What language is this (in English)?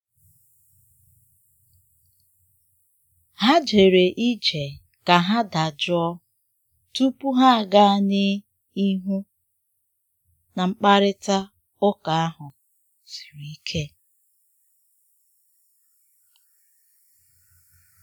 Igbo